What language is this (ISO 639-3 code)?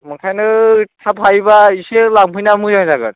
brx